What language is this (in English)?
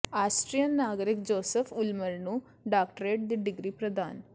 Punjabi